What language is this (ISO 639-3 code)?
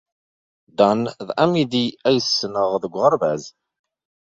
kab